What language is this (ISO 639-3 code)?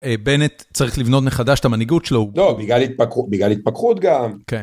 heb